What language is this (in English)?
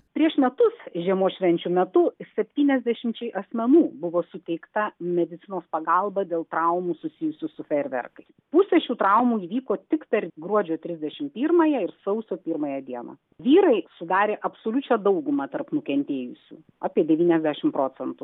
Lithuanian